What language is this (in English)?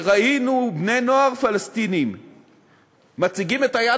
Hebrew